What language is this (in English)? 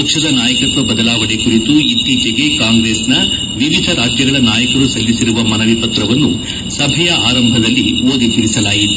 Kannada